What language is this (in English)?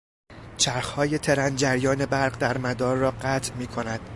Persian